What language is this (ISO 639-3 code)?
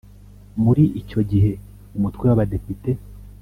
kin